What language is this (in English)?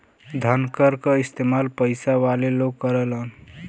Bhojpuri